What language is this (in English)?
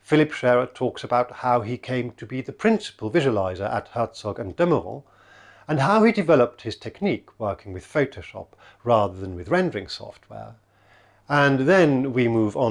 German